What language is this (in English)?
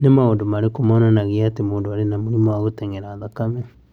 Kikuyu